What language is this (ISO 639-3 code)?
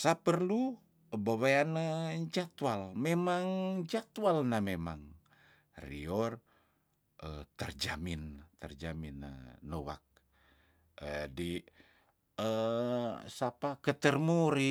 tdn